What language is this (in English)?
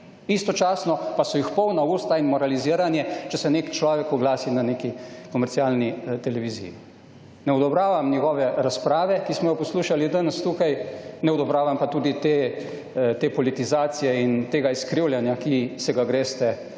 Slovenian